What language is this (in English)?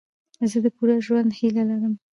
Pashto